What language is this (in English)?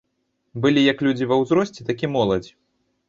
Belarusian